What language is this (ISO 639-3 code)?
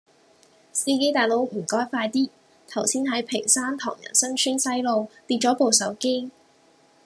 yue